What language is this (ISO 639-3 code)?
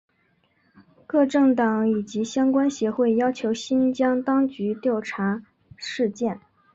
zho